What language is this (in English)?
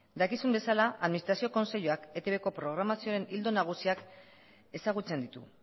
Basque